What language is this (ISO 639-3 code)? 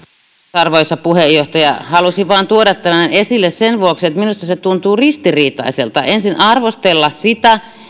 fin